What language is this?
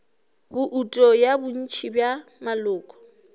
Northern Sotho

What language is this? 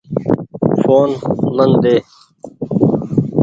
Goaria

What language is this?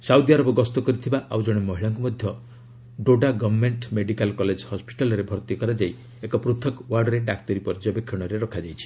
Odia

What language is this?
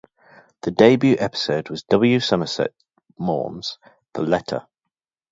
English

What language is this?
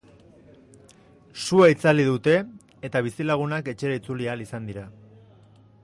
Basque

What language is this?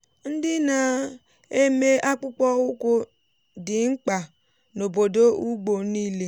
Igbo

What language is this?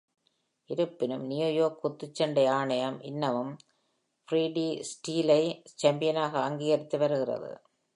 Tamil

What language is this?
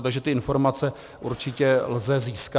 Czech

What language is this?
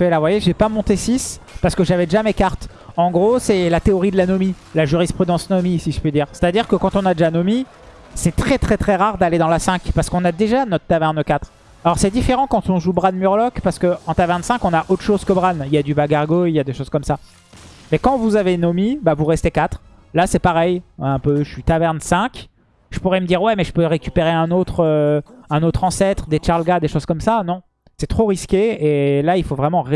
French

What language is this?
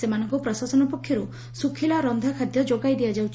Odia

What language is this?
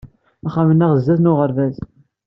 Kabyle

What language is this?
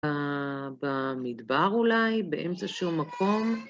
Hebrew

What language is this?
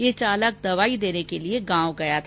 Hindi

